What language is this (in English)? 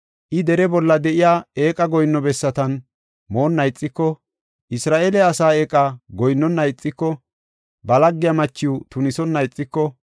Gofa